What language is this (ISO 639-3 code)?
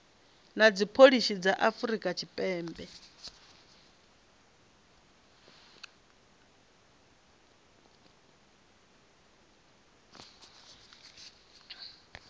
ven